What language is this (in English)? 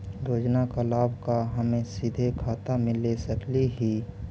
Magahi